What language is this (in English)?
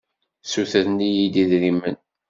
Kabyle